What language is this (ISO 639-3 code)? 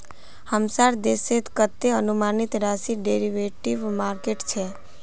mag